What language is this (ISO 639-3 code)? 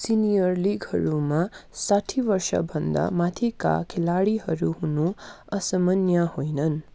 nep